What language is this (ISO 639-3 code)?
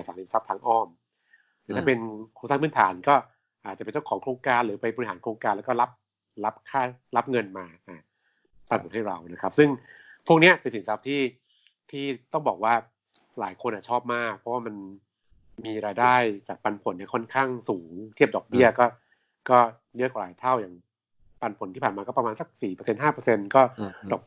tha